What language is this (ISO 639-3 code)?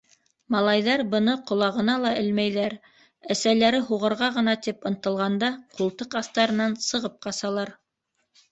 bak